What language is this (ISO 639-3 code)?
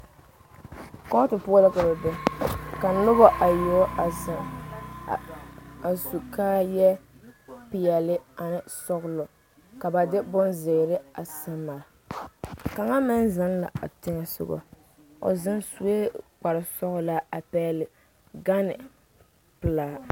dga